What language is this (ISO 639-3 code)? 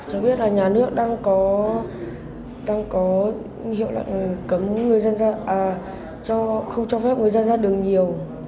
vie